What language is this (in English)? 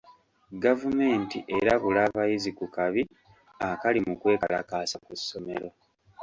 Ganda